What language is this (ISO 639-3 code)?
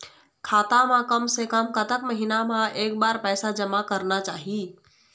hne